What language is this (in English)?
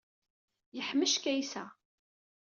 Kabyle